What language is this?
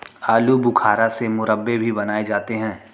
Hindi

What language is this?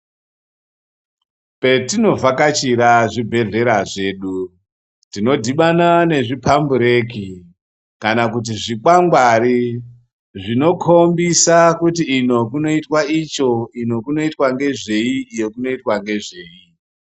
Ndau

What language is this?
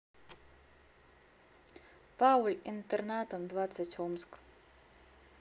Russian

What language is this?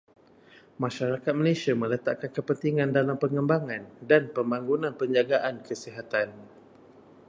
Malay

